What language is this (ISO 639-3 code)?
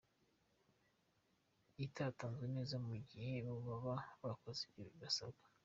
kin